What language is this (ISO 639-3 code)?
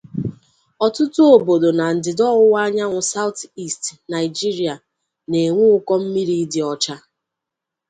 ibo